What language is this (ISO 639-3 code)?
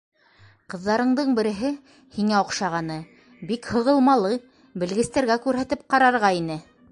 bak